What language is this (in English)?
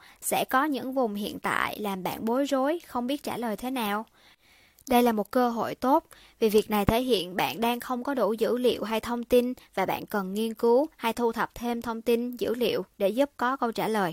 Vietnamese